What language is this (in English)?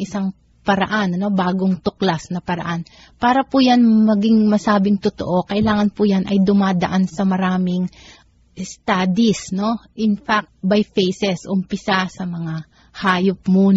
Filipino